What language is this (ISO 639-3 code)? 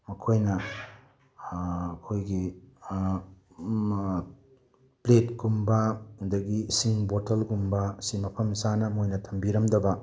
mni